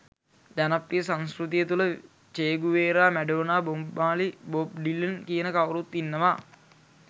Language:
Sinhala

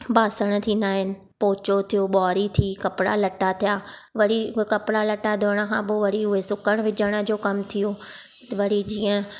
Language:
Sindhi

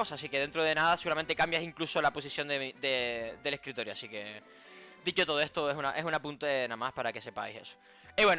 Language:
Spanish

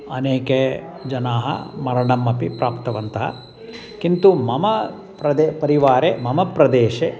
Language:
Sanskrit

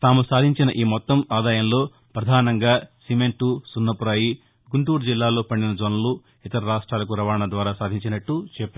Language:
Telugu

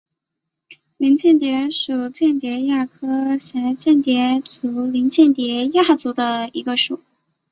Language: Chinese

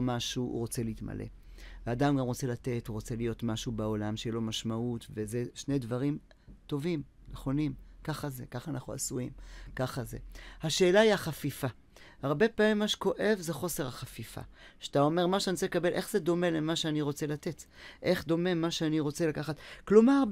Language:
Hebrew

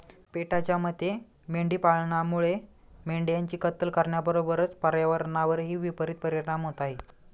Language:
Marathi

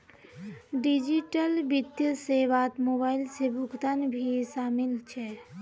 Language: Magahi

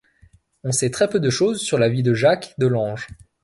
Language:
French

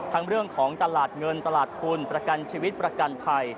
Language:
Thai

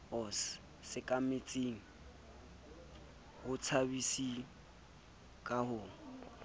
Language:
Southern Sotho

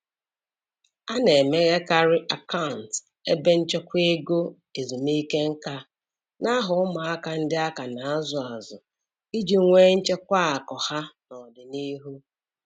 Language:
Igbo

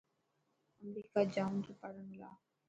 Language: Dhatki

